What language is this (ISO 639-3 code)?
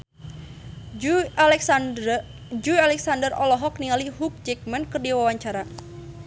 sun